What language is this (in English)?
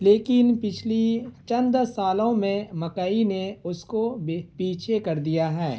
Urdu